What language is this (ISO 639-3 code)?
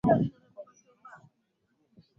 swa